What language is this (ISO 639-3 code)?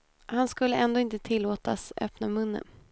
swe